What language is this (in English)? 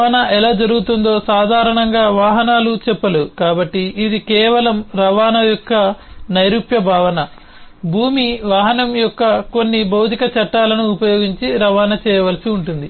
Telugu